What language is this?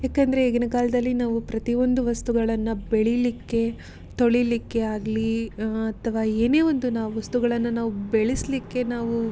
Kannada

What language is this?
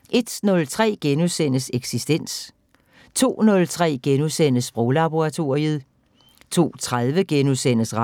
Danish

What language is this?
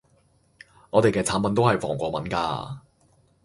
Cantonese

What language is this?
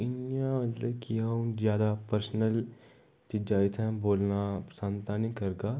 Dogri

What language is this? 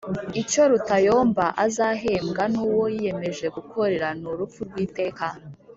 Kinyarwanda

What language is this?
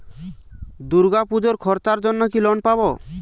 Bangla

